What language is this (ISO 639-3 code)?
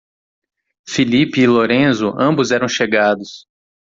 por